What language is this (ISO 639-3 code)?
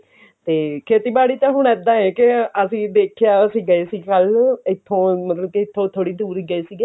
pan